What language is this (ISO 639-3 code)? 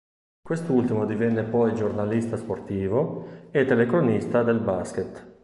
ita